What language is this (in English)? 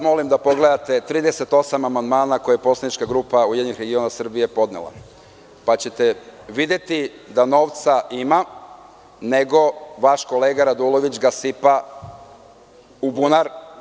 Serbian